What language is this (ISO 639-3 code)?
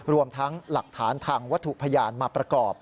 tha